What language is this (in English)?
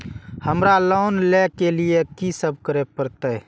Maithili